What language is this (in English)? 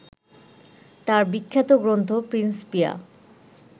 Bangla